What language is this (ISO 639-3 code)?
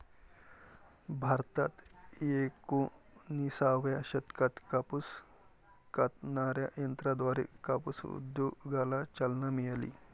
mar